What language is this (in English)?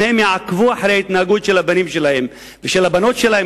Hebrew